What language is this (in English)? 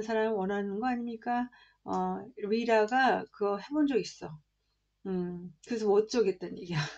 Korean